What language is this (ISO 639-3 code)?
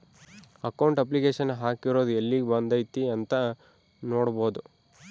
kan